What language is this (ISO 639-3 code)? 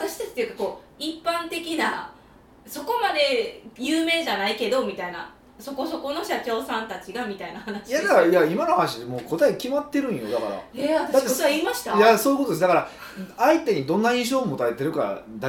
jpn